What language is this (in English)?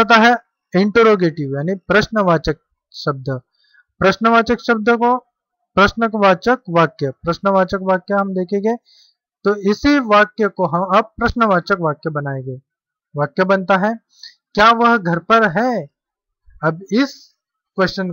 Hindi